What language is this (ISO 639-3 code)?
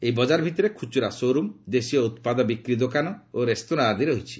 ori